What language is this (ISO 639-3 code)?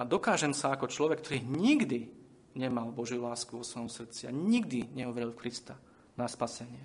slk